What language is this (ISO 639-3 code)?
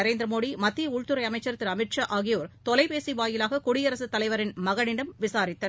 tam